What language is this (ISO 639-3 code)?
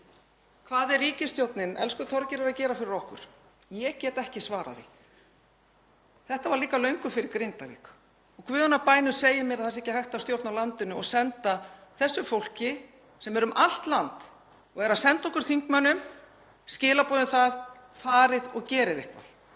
isl